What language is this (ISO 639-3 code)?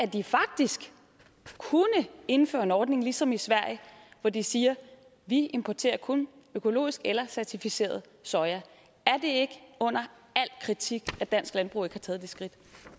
dan